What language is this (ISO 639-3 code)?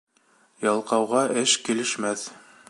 bak